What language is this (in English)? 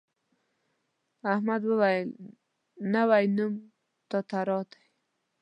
Pashto